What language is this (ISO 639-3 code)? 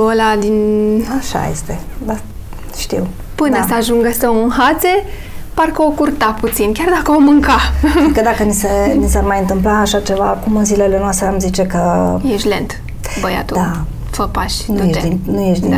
ron